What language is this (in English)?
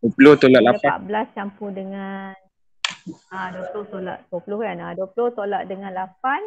Malay